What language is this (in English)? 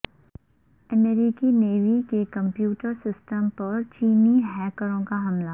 Urdu